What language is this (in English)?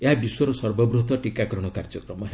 Odia